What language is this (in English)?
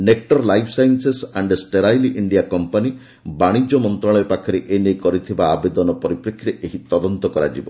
Odia